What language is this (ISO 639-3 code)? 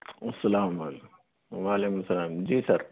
urd